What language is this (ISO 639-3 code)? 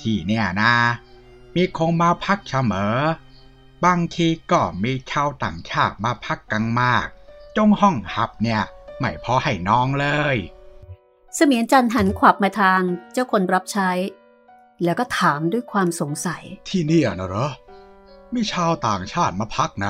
tha